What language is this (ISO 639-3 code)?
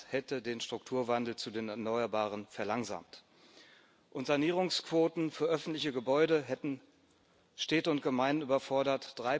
deu